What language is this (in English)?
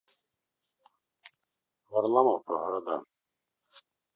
Russian